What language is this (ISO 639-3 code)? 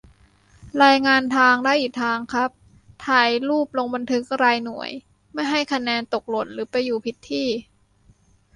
tha